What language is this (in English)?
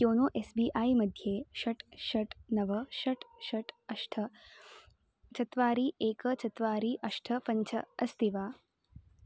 Sanskrit